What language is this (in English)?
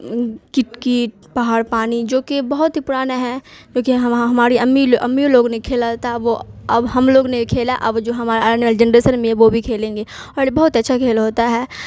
Urdu